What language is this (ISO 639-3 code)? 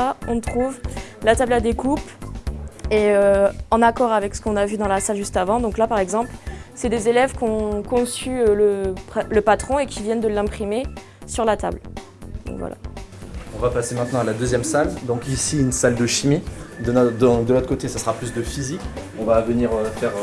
fra